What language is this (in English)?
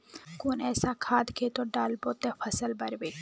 Magahi